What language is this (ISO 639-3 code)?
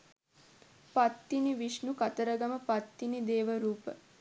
sin